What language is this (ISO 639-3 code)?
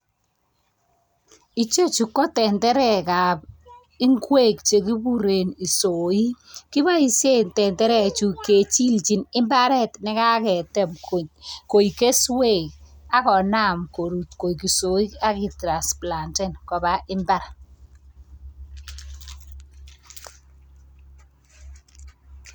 kln